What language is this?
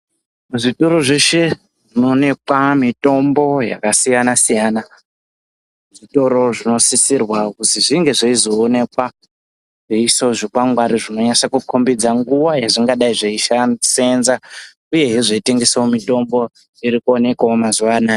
Ndau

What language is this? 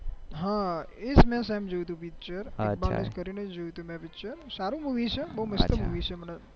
Gujarati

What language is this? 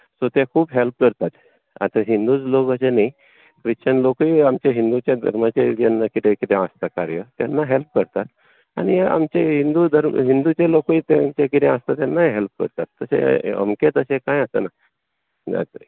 Konkani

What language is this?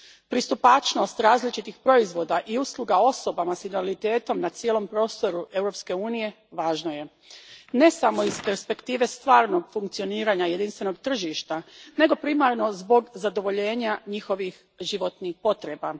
Croatian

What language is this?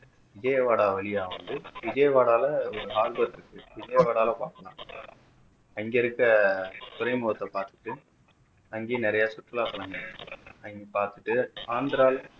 Tamil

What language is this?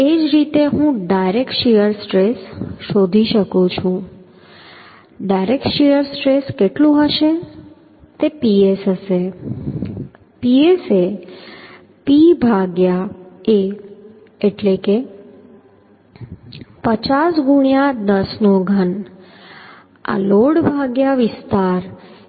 Gujarati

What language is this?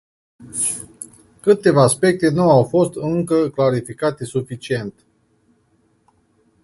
Romanian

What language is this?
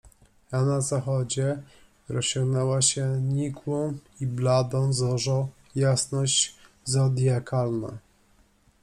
Polish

